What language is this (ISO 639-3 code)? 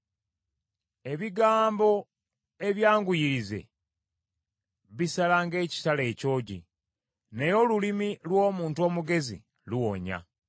lug